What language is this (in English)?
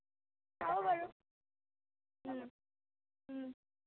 Assamese